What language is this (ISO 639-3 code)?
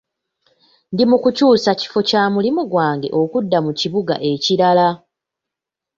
lug